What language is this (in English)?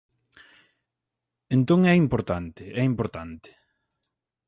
Galician